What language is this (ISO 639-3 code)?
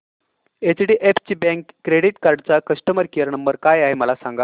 mar